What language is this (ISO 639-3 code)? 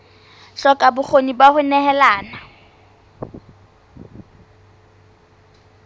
sot